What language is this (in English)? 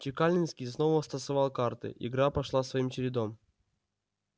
Russian